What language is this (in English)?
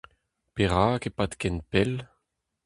Breton